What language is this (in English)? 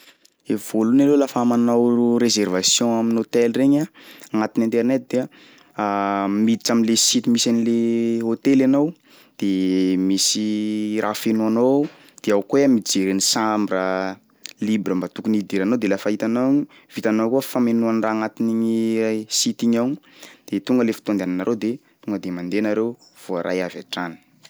Sakalava Malagasy